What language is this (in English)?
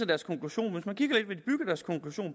Danish